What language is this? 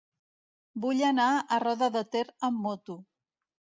Catalan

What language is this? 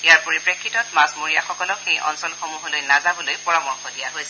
Assamese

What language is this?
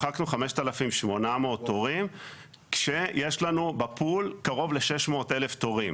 Hebrew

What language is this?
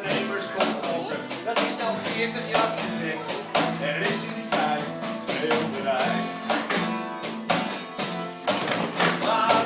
Dutch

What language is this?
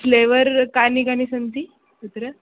Sanskrit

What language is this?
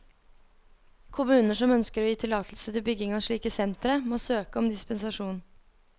Norwegian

